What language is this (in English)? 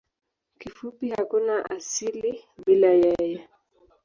Swahili